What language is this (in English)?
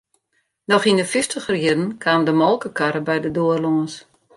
Western Frisian